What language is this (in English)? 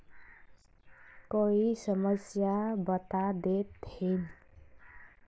Magahi